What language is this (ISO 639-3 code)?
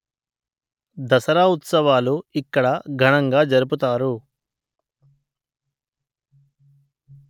tel